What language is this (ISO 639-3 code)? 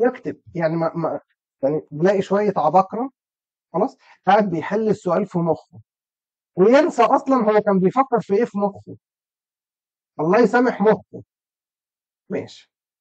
ara